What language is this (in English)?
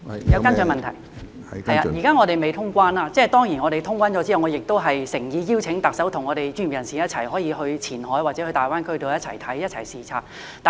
Cantonese